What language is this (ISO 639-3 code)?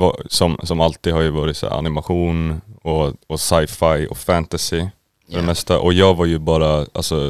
swe